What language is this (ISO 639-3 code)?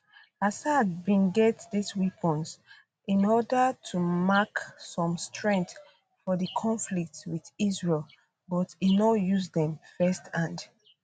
pcm